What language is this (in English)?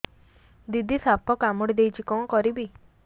Odia